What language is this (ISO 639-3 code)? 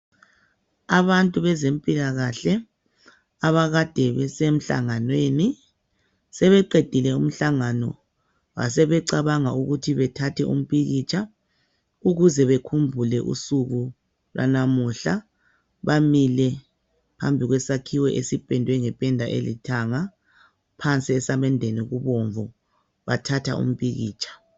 nde